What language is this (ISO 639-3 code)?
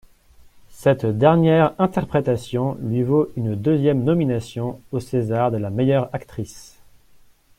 fra